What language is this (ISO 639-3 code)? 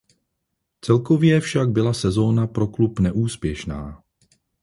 ces